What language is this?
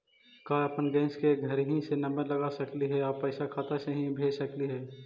Magahi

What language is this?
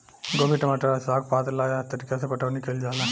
Bhojpuri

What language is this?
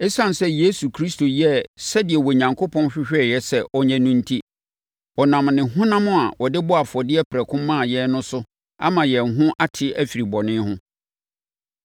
Akan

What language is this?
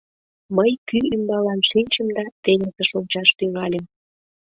Mari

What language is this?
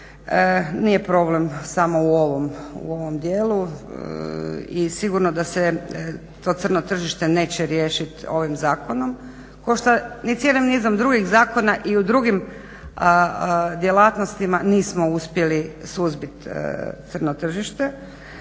Croatian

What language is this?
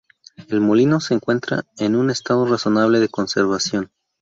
Spanish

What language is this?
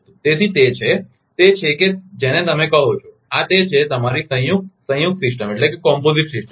Gujarati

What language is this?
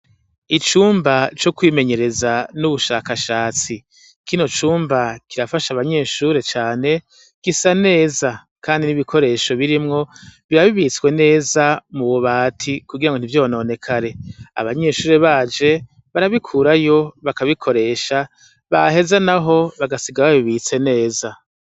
Rundi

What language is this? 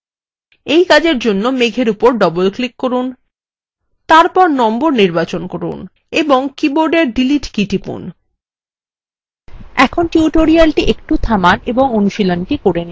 Bangla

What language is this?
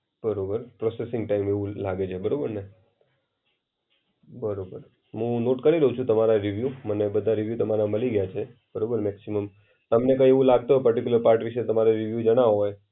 Gujarati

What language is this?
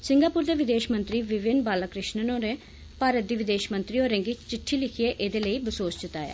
Dogri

